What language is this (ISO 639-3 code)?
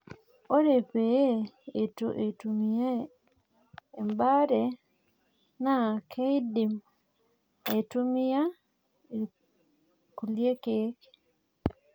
mas